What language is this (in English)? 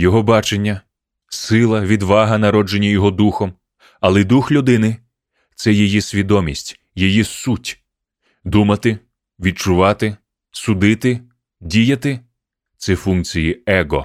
Ukrainian